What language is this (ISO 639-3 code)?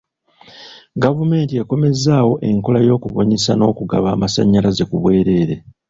lug